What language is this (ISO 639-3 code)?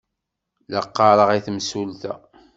kab